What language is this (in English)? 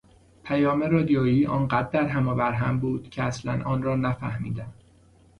Persian